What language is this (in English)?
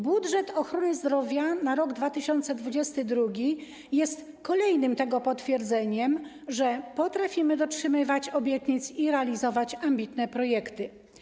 Polish